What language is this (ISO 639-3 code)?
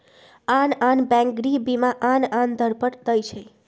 mag